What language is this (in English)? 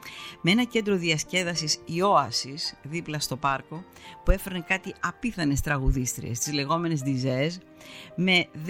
Greek